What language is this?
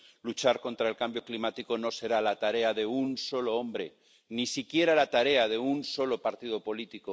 Spanish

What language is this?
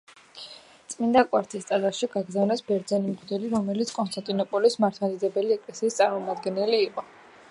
Georgian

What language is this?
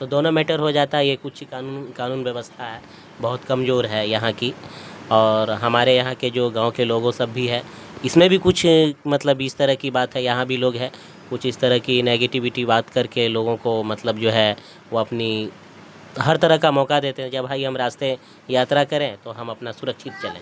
Urdu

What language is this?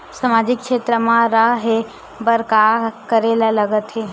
Chhattisgarhi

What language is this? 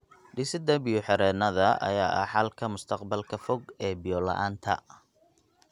Somali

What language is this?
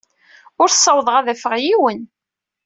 Kabyle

